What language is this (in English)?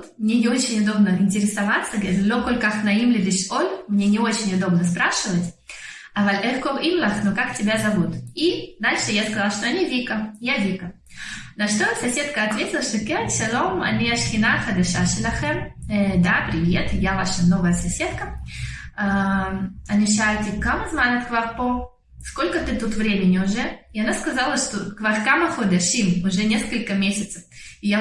Russian